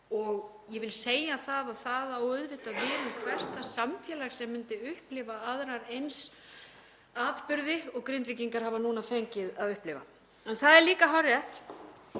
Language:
Icelandic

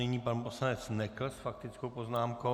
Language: Czech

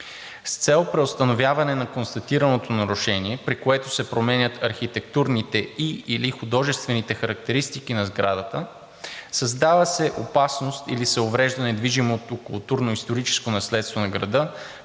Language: Bulgarian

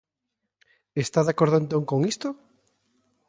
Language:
Galician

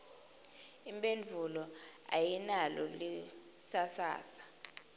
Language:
Swati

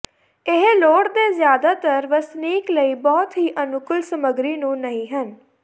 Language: Punjabi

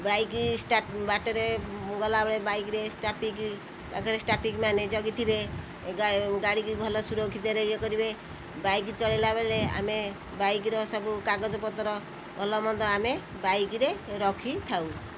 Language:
Odia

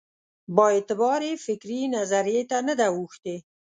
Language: Pashto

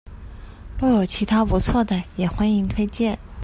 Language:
Chinese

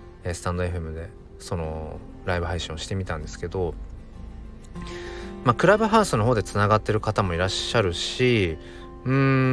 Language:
Japanese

